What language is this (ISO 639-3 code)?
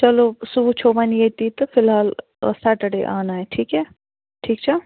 kas